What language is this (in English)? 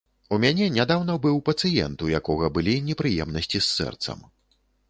Belarusian